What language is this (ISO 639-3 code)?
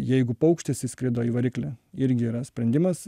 lit